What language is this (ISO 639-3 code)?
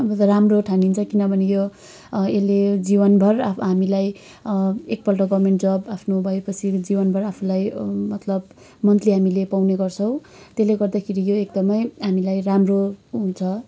nep